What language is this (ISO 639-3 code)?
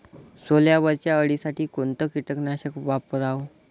mar